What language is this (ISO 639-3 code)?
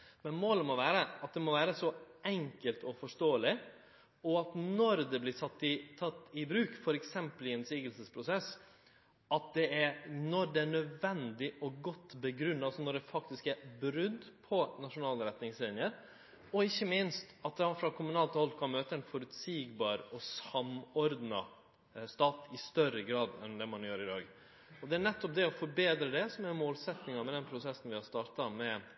nno